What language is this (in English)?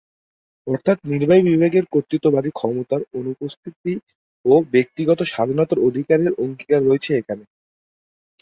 Bangla